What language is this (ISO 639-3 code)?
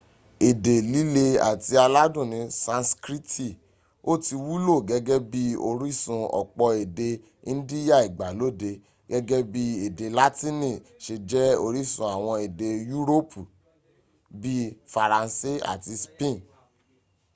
yor